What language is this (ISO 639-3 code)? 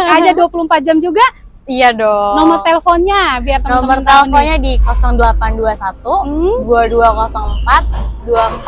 ind